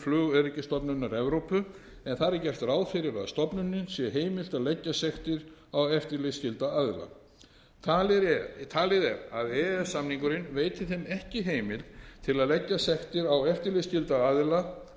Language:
Icelandic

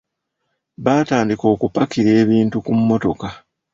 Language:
Ganda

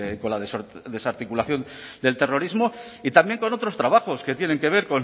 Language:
Spanish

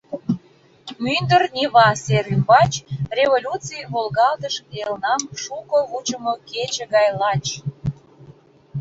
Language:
Mari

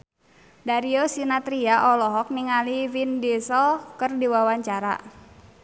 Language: Sundanese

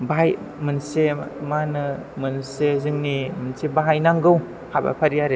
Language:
Bodo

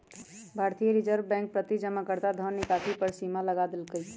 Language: Magahi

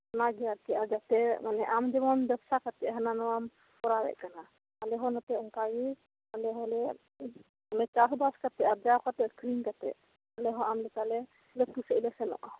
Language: Santali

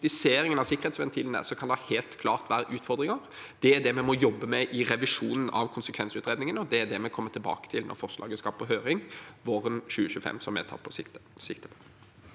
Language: Norwegian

